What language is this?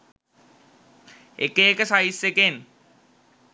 Sinhala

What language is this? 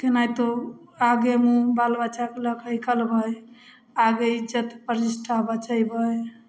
Maithili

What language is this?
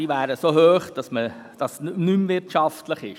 Swiss German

